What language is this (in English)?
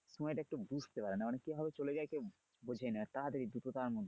Bangla